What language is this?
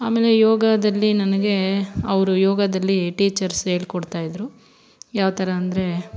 Kannada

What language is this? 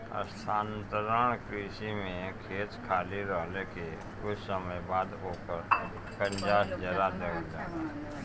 Bhojpuri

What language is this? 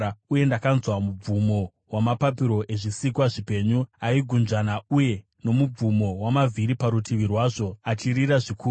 Shona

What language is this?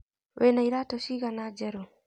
Kikuyu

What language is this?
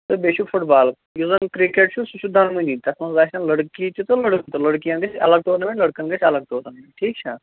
Kashmiri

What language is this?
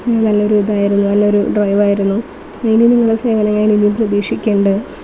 Malayalam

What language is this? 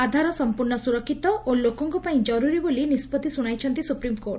Odia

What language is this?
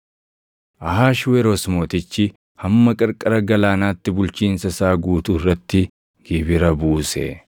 Oromo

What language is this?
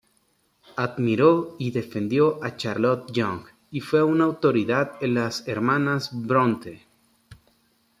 Spanish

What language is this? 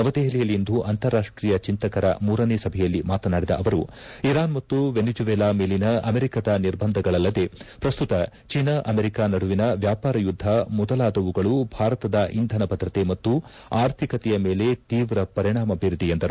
Kannada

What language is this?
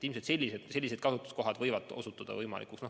Estonian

